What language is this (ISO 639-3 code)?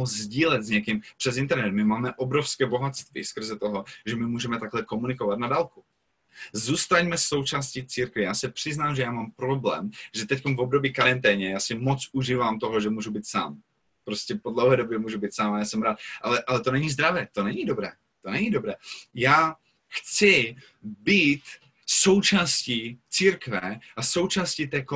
ces